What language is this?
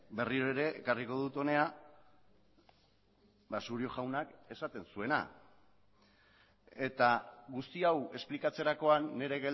Basque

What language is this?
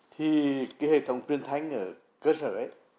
Vietnamese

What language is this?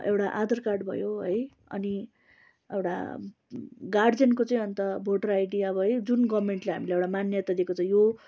Nepali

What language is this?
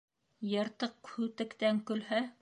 Bashkir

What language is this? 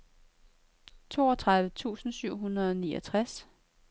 Danish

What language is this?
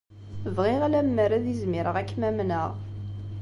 Kabyle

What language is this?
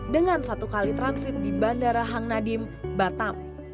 Indonesian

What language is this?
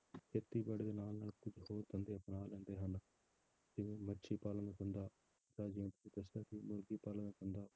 Punjabi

